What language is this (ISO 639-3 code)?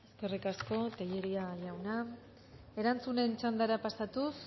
eus